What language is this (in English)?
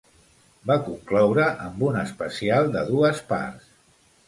Catalan